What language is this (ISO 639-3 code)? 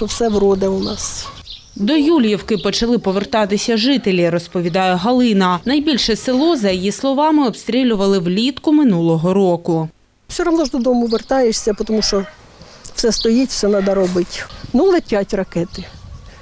ukr